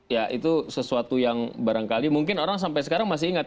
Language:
Indonesian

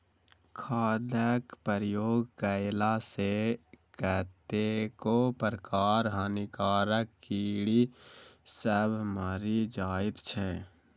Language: Maithili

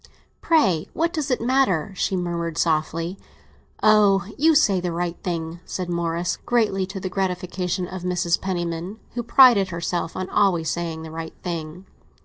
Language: English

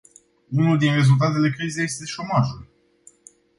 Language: Romanian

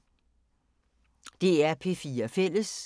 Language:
Danish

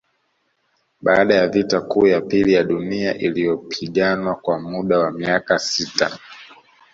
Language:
Swahili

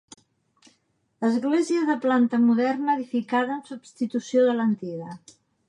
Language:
Catalan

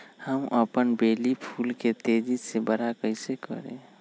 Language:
Magahi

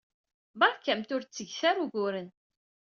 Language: Kabyle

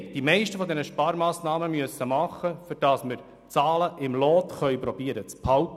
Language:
Swiss German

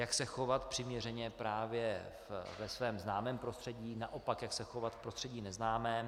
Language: Czech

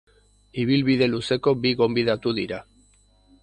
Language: Basque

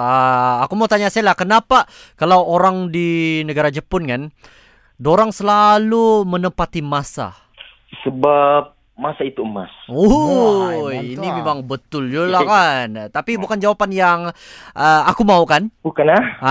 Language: Malay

